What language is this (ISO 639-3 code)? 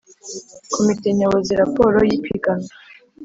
kin